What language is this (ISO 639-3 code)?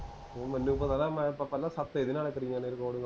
pan